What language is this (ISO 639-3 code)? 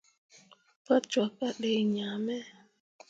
mua